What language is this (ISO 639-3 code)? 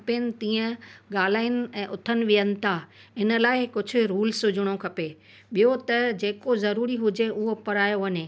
snd